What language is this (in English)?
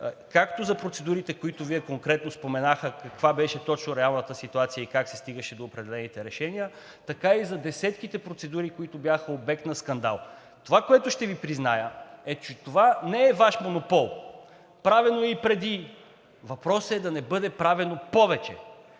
Bulgarian